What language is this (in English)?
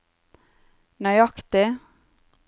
Norwegian